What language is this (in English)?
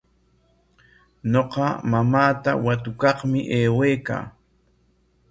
Corongo Ancash Quechua